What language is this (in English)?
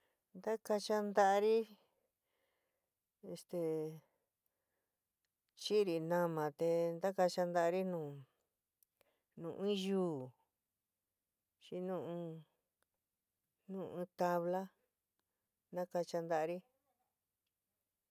San Miguel El Grande Mixtec